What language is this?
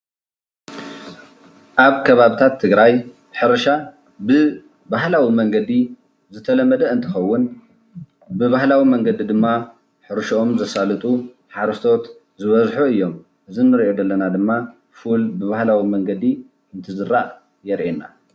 Tigrinya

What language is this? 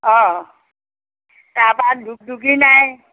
Assamese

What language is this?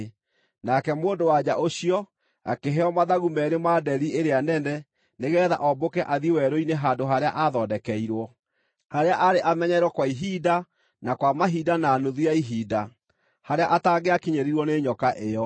Kikuyu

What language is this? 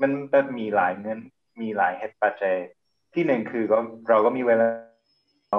Thai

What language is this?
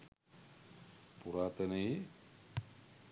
Sinhala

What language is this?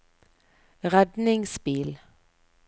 Norwegian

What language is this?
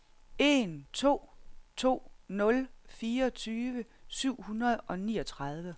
Danish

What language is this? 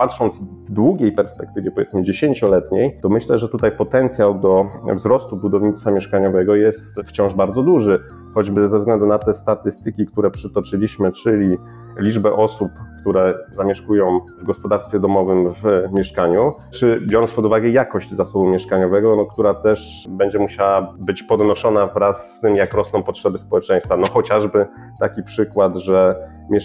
Polish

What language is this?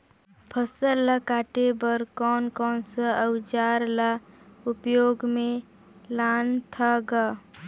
Chhattisgarhi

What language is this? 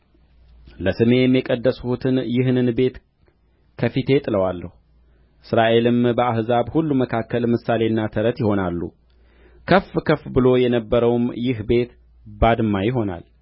Amharic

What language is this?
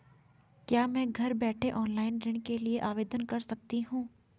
Hindi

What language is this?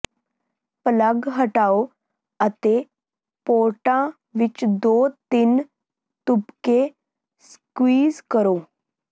Punjabi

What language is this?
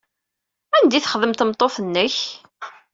Kabyle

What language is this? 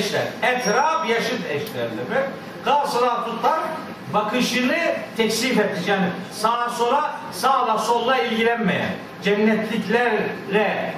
Turkish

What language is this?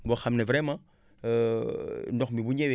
Wolof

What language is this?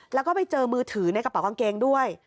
Thai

